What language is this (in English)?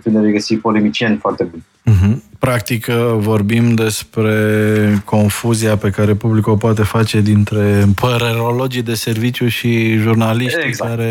Romanian